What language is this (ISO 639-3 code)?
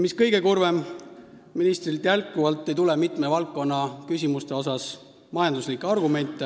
est